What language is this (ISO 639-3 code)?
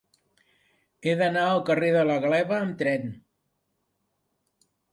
cat